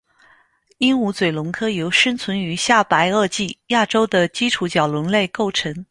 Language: Chinese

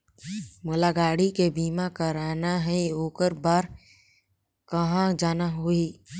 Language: Chhattisgarhi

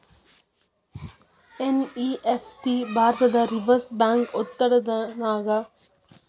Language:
Kannada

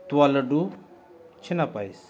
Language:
Santali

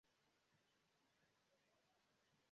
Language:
Esperanto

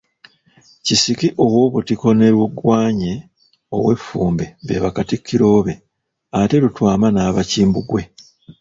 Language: Ganda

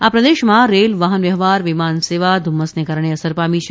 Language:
Gujarati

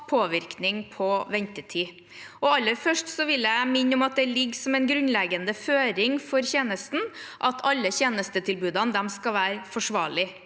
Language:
Norwegian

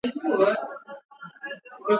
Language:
Swahili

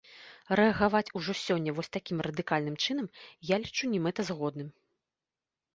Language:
Belarusian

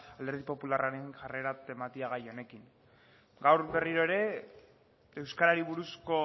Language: Basque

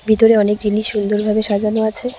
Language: Bangla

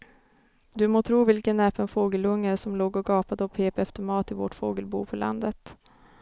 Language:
Swedish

